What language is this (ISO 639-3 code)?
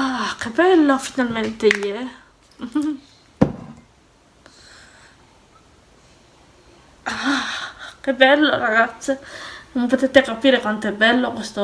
ita